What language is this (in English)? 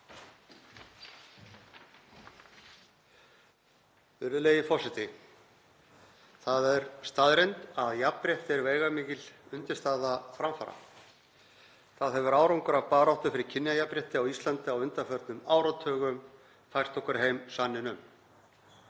Icelandic